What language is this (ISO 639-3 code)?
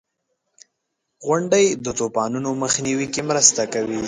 pus